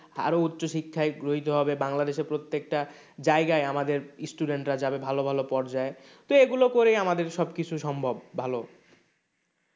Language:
Bangla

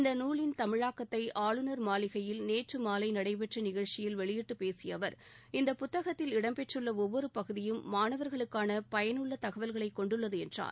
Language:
Tamil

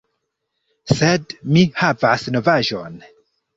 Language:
Esperanto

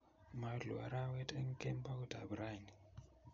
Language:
Kalenjin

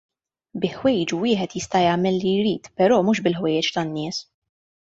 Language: Maltese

